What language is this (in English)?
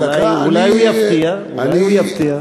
Hebrew